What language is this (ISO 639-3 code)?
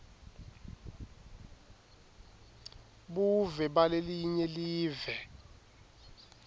ssw